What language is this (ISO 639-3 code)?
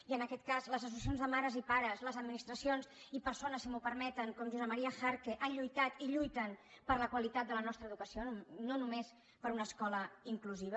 cat